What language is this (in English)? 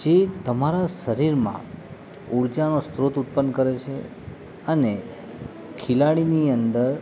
Gujarati